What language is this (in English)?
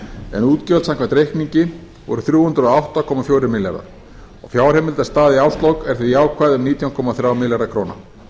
Icelandic